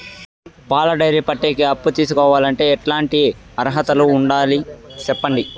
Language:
Telugu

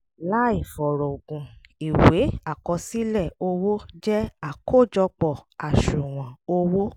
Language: Yoruba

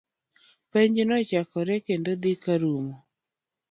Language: Luo (Kenya and Tanzania)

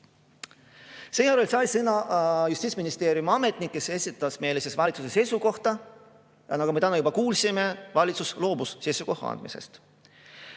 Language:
Estonian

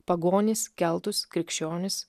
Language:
Lithuanian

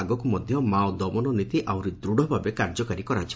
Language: Odia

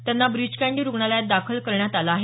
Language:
Marathi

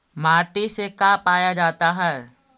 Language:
Magahi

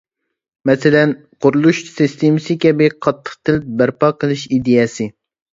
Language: Uyghur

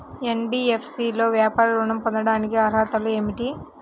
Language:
Telugu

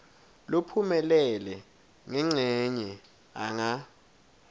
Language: Swati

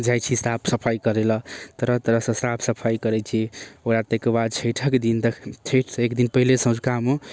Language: Maithili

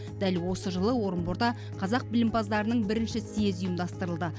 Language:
Kazakh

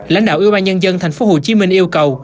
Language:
Vietnamese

